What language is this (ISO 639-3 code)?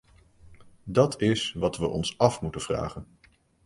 nld